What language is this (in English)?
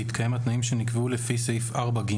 Hebrew